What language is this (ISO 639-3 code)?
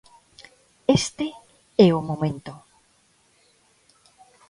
glg